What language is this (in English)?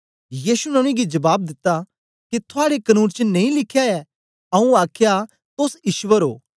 Dogri